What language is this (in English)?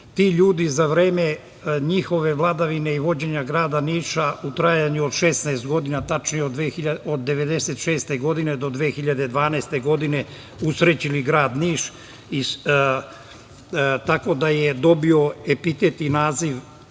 Serbian